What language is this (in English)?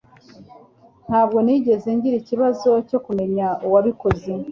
Kinyarwanda